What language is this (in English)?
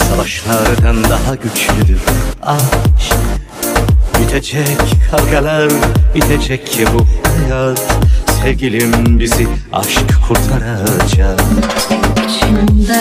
Turkish